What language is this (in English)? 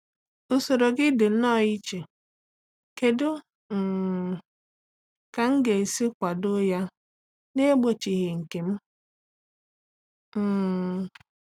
Igbo